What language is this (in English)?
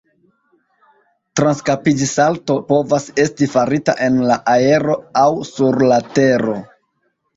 Esperanto